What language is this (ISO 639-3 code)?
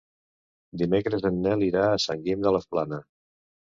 cat